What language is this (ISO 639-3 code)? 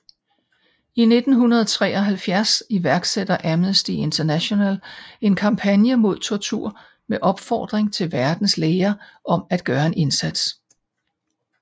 dan